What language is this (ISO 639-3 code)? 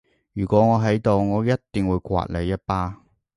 yue